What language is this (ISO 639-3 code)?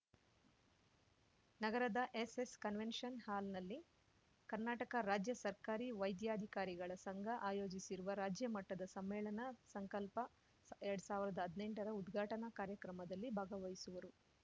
kan